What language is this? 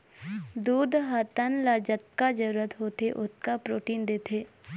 Chhattisgarhi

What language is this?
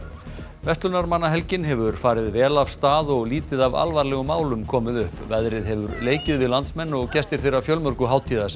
Icelandic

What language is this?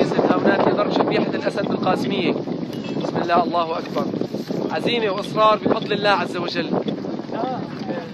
Arabic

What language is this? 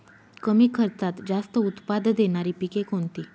Marathi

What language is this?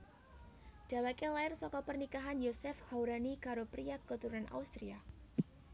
Javanese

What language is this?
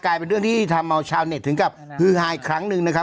Thai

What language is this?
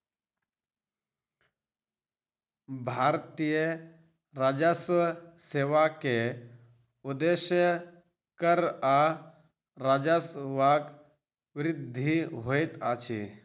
Maithili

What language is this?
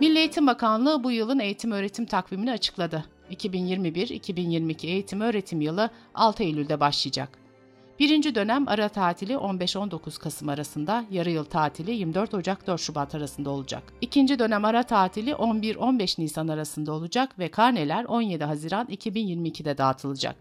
Turkish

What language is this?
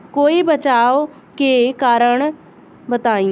Bhojpuri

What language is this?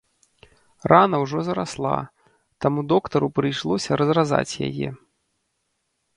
Belarusian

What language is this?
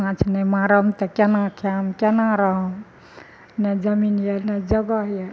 Maithili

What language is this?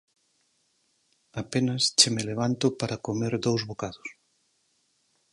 Galician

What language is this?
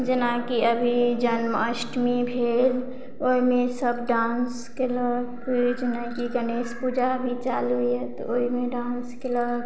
Maithili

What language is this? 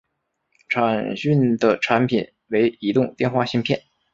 Chinese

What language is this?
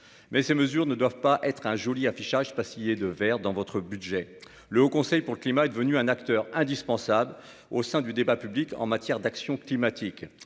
French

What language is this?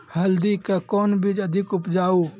Maithili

